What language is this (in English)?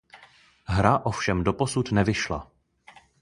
Czech